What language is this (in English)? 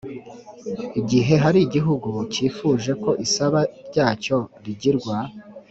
Kinyarwanda